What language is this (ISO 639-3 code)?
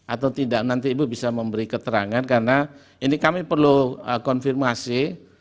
ind